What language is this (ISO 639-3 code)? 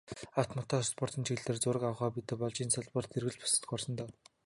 mon